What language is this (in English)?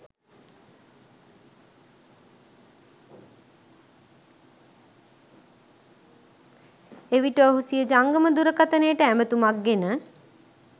Sinhala